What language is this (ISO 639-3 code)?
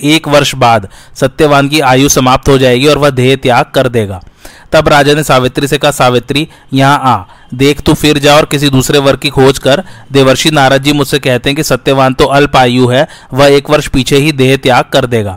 hin